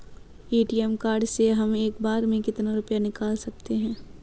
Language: Hindi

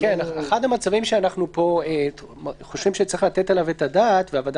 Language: Hebrew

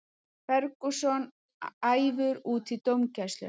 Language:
Icelandic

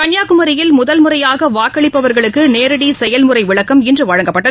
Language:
Tamil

